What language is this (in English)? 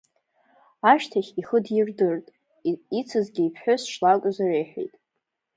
Abkhazian